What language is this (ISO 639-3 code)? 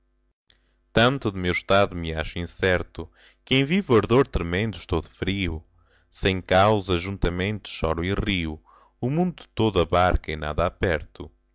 por